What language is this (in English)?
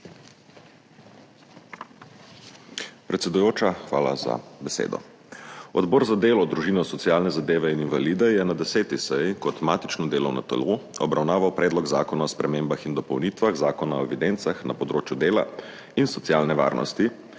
Slovenian